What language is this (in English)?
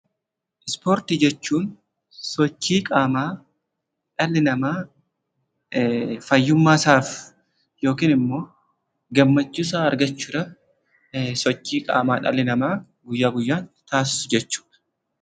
Oromo